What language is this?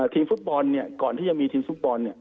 Thai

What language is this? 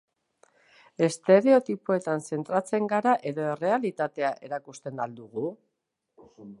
Basque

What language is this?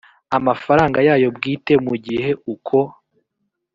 Kinyarwanda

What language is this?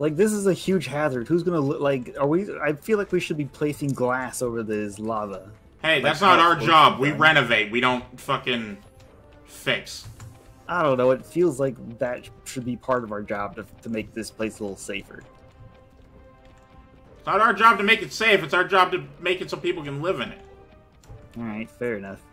English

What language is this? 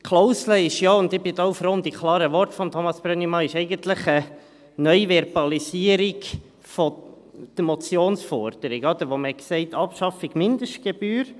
Swiss German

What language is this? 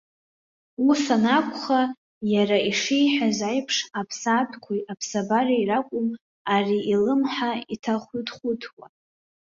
Abkhazian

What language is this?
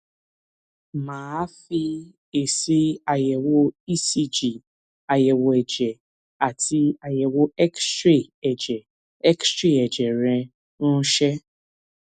Yoruba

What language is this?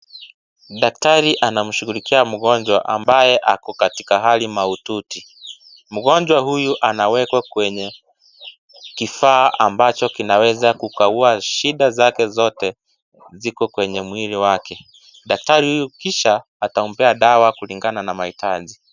Swahili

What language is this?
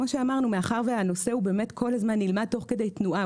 Hebrew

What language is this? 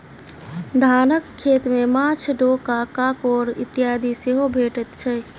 Maithili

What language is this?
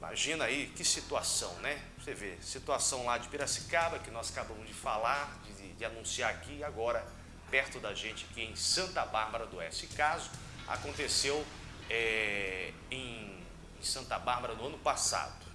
Portuguese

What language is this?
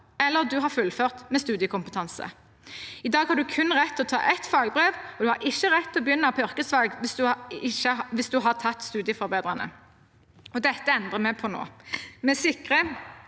Norwegian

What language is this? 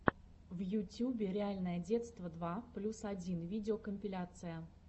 Russian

